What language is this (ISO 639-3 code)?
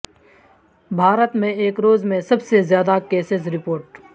urd